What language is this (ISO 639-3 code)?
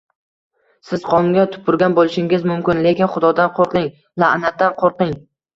uzb